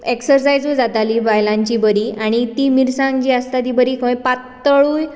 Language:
Konkani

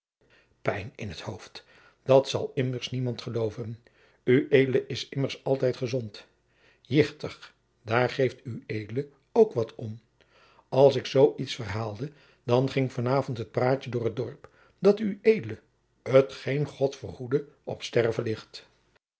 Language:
Dutch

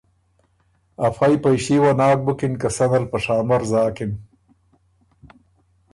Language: Ormuri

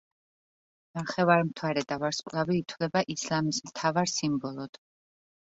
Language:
Georgian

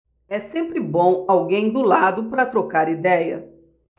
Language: Portuguese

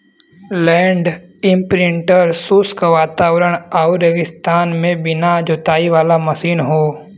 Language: Bhojpuri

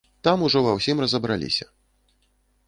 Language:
Belarusian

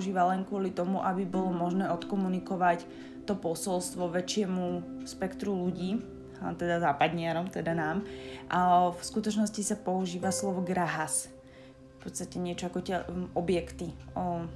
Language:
Slovak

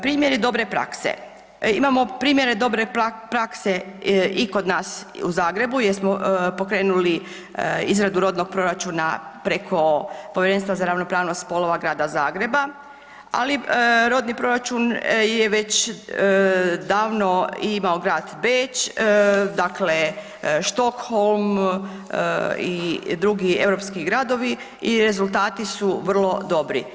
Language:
Croatian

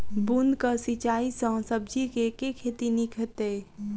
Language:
Maithili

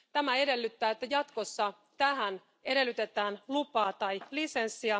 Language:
Finnish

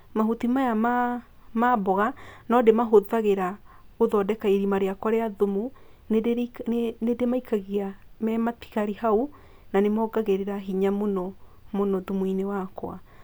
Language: Kikuyu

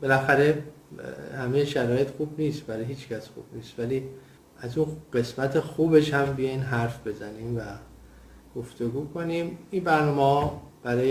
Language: Persian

